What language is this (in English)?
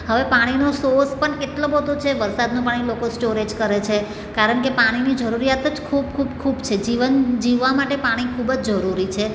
Gujarati